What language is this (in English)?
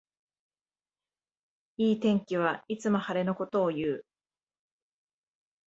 Japanese